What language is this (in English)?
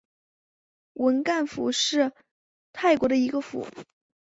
Chinese